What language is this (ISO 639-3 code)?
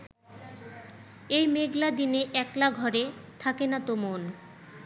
ben